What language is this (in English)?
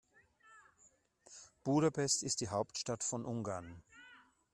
German